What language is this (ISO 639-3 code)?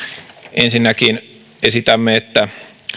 fin